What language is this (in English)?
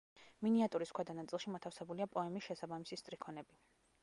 Georgian